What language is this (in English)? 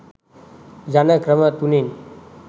Sinhala